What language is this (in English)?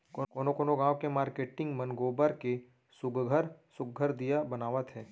Chhattisgarhi